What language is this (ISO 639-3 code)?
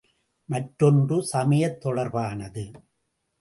tam